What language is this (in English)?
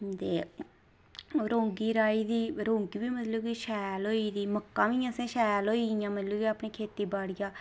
Dogri